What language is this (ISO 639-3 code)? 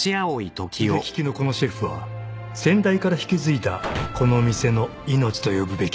jpn